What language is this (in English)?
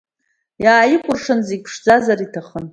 Abkhazian